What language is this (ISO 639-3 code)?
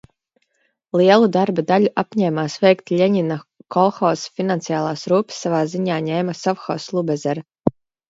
lav